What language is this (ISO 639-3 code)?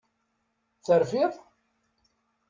kab